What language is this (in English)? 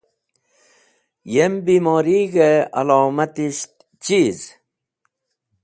Wakhi